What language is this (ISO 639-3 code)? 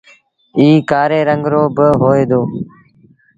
sbn